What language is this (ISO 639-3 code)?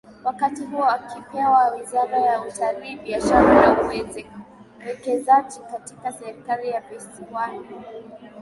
swa